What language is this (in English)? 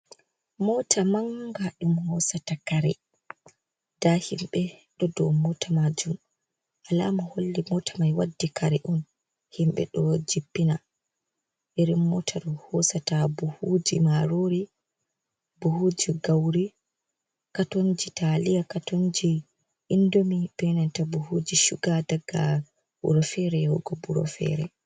Fula